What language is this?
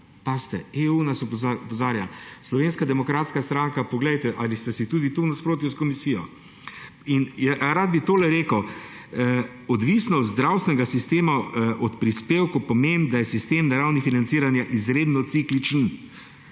Slovenian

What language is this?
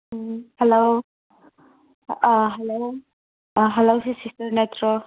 Manipuri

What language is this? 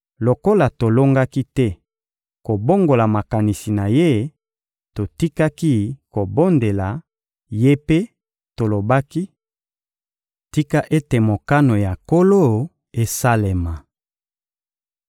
Lingala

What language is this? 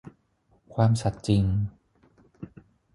Thai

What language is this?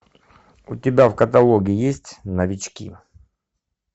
Russian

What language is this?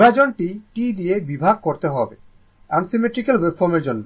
Bangla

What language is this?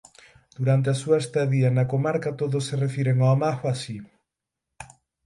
Galician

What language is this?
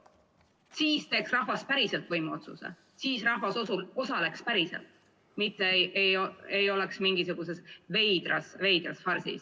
Estonian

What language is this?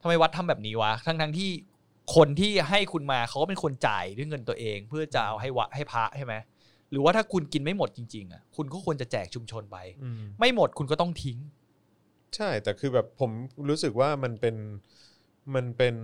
Thai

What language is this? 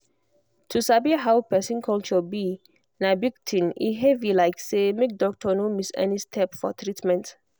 Nigerian Pidgin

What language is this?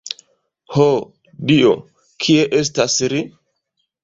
Esperanto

